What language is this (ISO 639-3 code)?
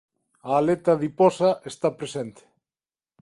glg